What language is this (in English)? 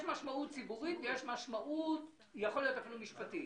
Hebrew